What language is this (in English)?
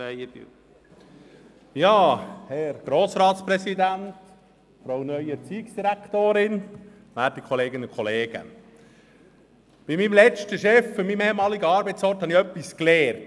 Swiss German